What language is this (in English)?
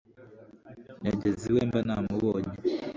Kinyarwanda